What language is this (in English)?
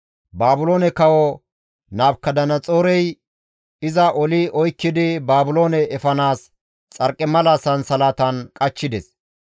Gamo